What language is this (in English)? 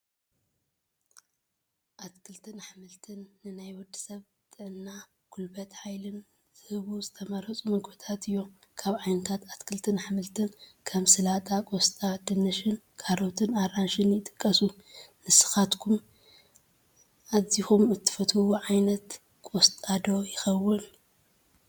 Tigrinya